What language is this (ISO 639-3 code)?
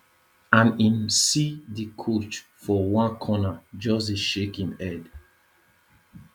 pcm